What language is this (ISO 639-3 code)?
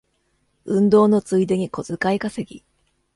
jpn